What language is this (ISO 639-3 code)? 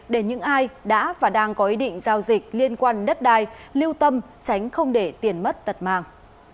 vie